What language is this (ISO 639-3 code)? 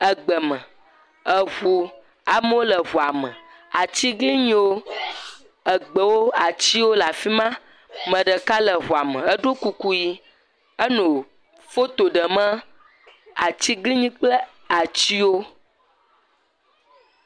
ewe